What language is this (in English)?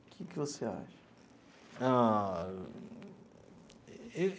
Portuguese